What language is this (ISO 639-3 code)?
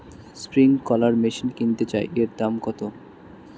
ben